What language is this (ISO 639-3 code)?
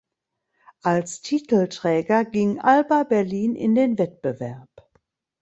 deu